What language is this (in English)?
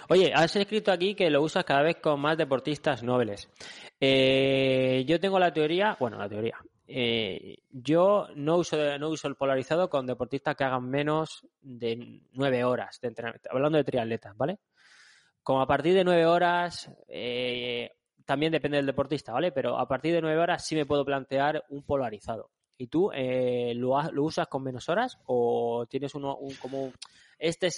Spanish